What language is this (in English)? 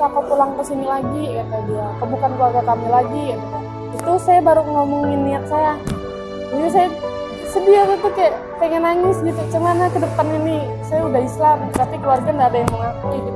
Indonesian